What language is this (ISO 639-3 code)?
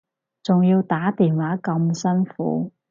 yue